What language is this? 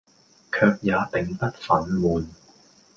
Cantonese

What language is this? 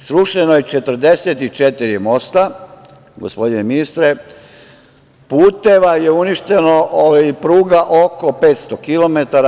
Serbian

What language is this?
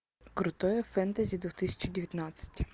Russian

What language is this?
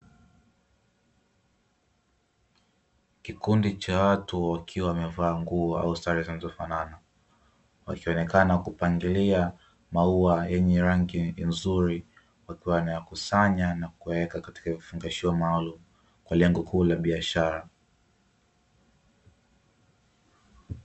Swahili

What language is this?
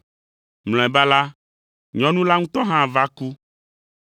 Ewe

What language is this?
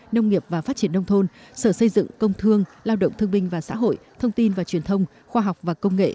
Vietnamese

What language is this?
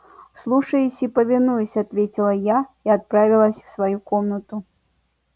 Russian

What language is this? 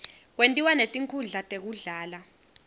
Swati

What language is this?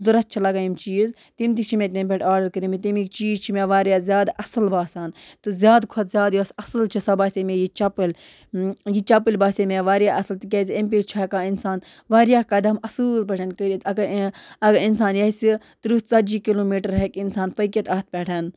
Kashmiri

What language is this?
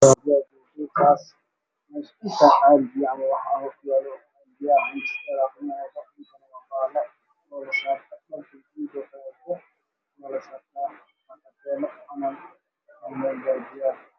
Somali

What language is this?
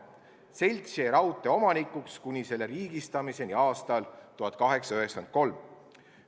Estonian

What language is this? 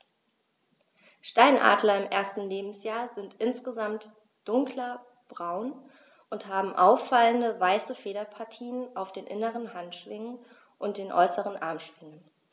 German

